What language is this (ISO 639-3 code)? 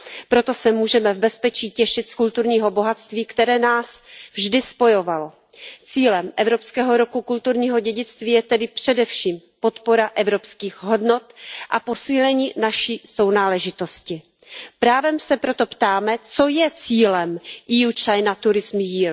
ces